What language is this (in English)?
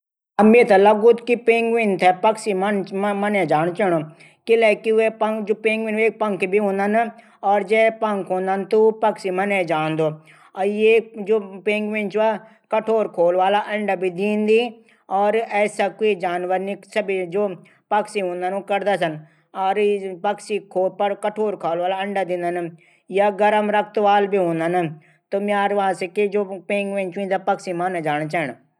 Garhwali